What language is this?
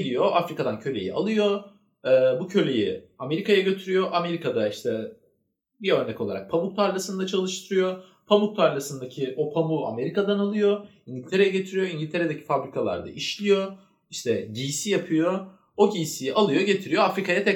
Turkish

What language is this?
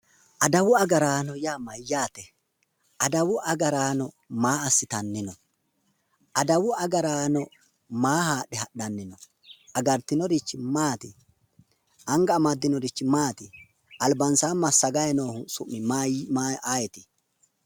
Sidamo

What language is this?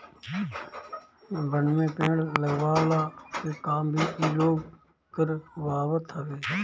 Bhojpuri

